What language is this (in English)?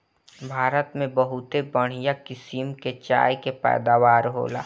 Bhojpuri